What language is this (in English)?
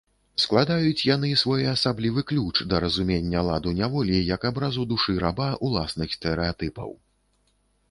Belarusian